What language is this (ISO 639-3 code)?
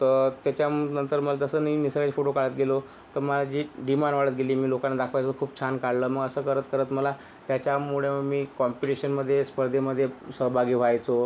mar